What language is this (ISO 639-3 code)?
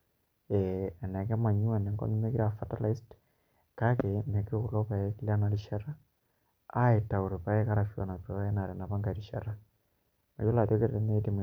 mas